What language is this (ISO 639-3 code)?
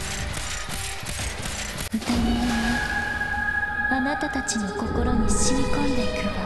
jpn